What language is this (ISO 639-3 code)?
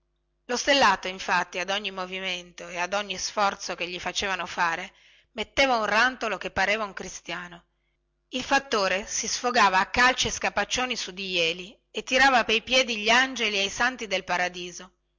ita